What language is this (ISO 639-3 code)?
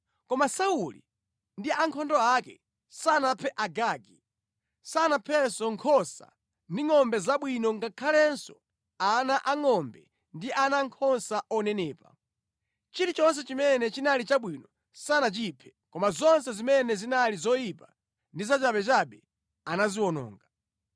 nya